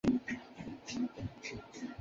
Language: Chinese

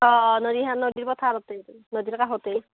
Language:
Assamese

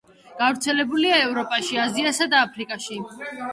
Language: Georgian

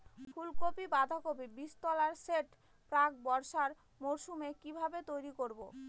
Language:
Bangla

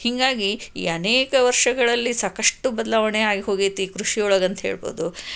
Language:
Kannada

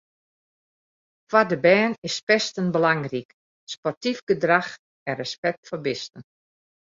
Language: Western Frisian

